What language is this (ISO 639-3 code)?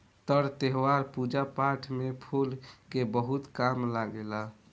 bho